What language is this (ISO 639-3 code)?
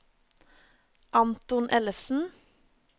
nor